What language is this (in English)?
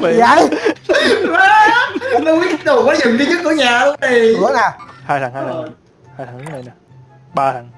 Vietnamese